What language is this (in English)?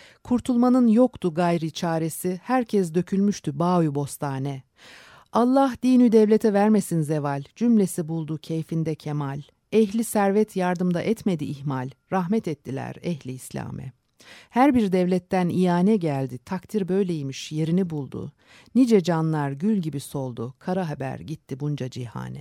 Turkish